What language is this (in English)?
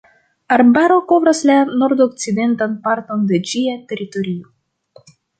Esperanto